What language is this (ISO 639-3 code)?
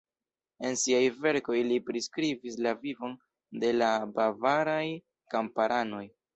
epo